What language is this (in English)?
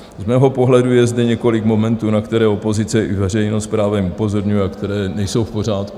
Czech